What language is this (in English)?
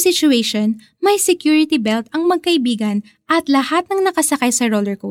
Filipino